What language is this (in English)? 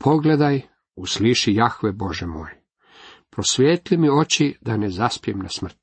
Croatian